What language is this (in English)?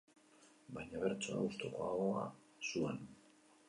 Basque